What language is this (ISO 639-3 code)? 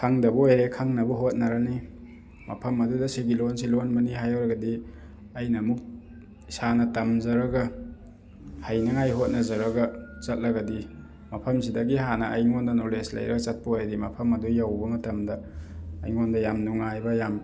mni